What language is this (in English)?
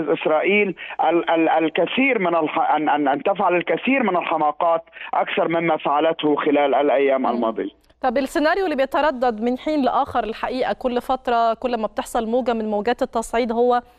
Arabic